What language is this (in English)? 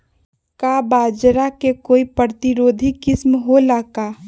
Magahi